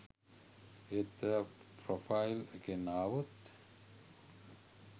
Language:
Sinhala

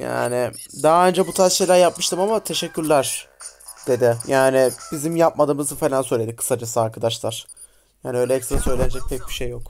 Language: Turkish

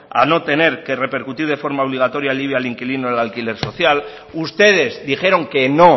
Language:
Spanish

